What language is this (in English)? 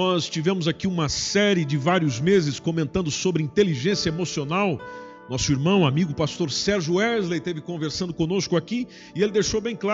Portuguese